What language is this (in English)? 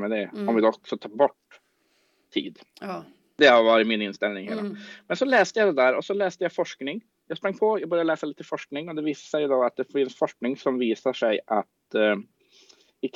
Swedish